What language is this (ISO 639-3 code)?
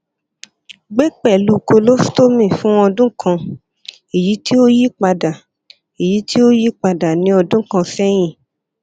yor